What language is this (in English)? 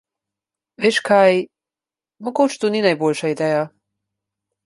Slovenian